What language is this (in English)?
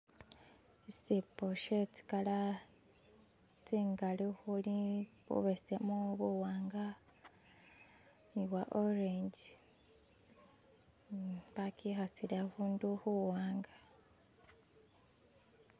Masaaba